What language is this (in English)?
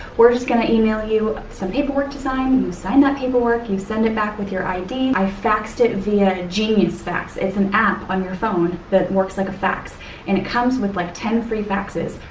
English